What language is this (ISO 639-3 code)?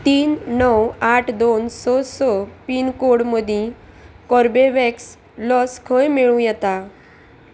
kok